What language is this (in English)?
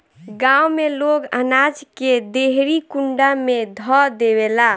Bhojpuri